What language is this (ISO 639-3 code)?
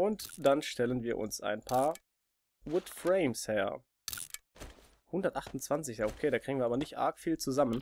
deu